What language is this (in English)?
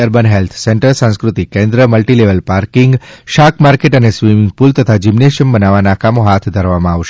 Gujarati